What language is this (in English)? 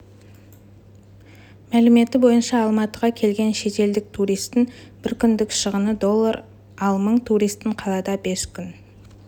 Kazakh